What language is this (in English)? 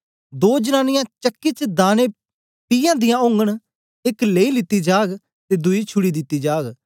Dogri